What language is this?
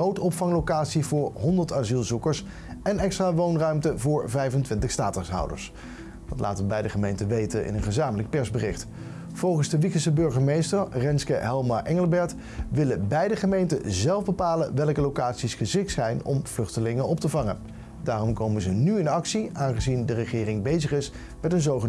Dutch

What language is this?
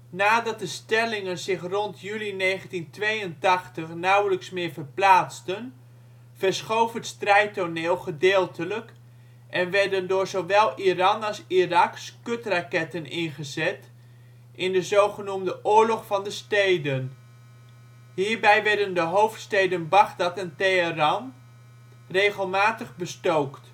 Dutch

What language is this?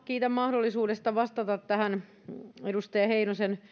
Finnish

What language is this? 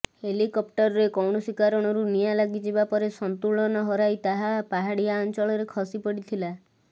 Odia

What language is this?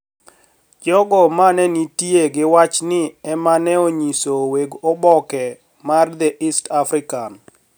Luo (Kenya and Tanzania)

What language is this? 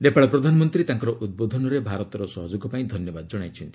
Odia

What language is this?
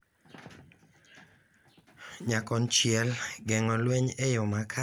Luo (Kenya and Tanzania)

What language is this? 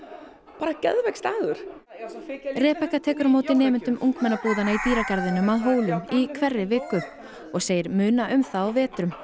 Icelandic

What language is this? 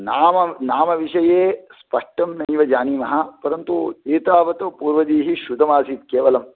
Sanskrit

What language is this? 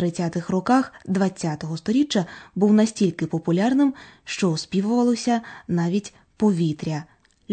Ukrainian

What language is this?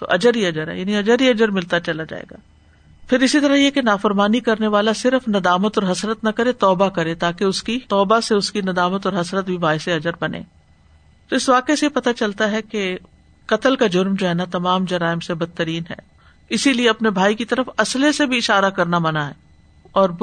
Urdu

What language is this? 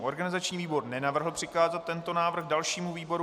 Czech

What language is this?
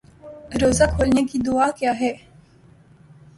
Urdu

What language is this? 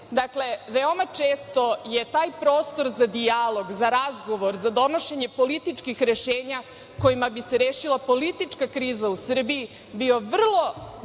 Serbian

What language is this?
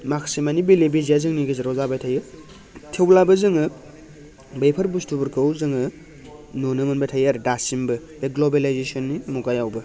Bodo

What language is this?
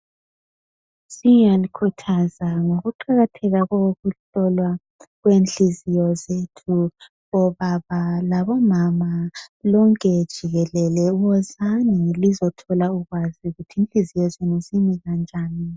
North Ndebele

